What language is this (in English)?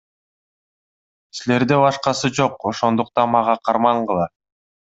Kyrgyz